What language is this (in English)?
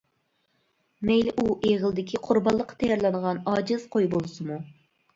Uyghur